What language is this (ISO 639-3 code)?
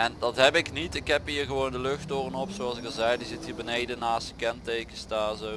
nld